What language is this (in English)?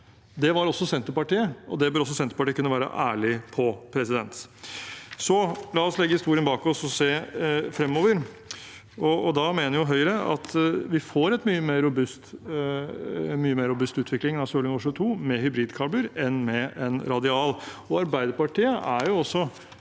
Norwegian